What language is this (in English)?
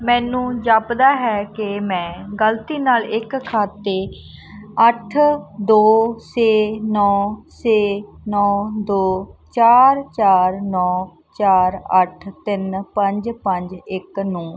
Punjabi